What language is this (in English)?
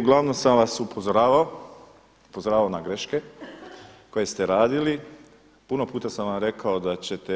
Croatian